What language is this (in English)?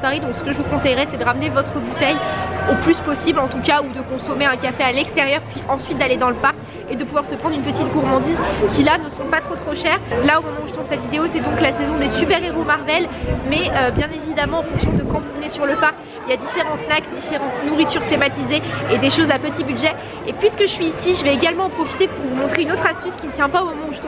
French